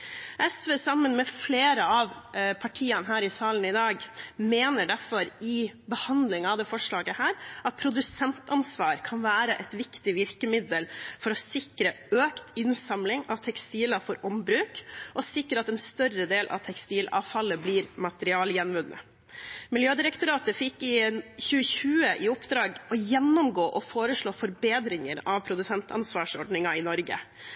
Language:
Norwegian Bokmål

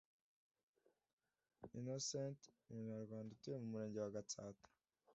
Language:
Kinyarwanda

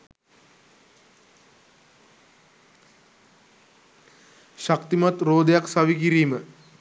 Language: Sinhala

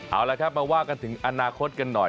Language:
Thai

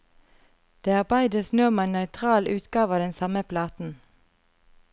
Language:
Norwegian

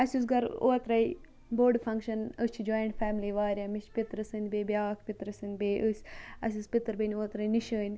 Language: Kashmiri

